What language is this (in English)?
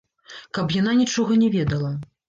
Belarusian